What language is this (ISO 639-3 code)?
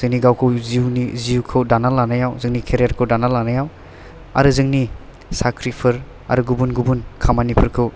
brx